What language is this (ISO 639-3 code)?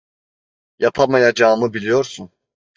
tur